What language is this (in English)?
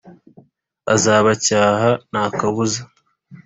Kinyarwanda